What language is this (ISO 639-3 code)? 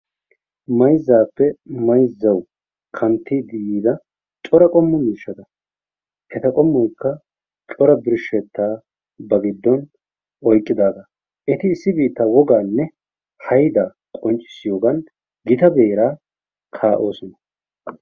wal